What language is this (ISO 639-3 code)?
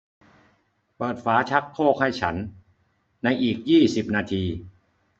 tha